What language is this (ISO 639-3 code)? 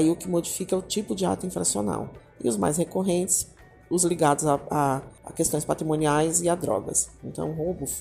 por